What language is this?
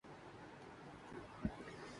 Urdu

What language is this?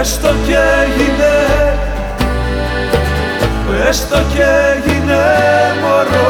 Greek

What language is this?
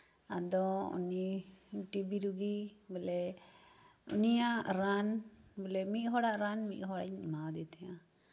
Santali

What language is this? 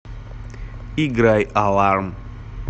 Russian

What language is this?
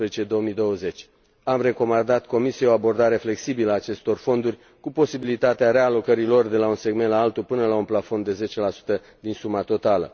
Romanian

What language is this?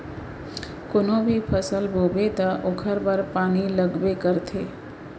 Chhattisgarhi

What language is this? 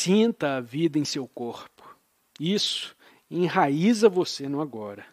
Portuguese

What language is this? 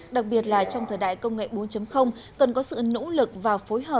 Vietnamese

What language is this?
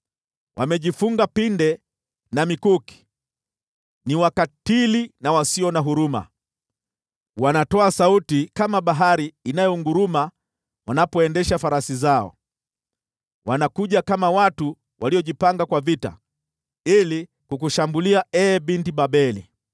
Swahili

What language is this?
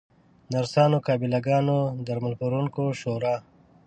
Pashto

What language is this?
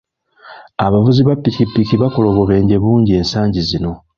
Ganda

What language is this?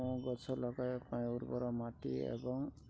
Odia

